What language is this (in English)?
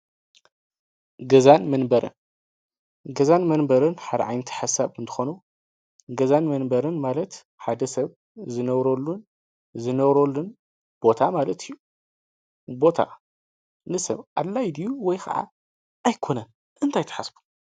Tigrinya